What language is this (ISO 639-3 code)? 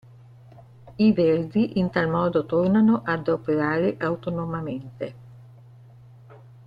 ita